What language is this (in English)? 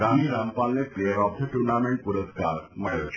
Gujarati